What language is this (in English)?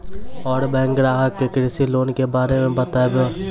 Maithili